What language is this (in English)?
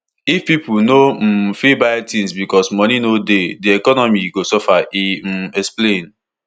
Nigerian Pidgin